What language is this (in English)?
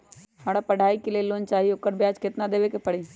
Magahi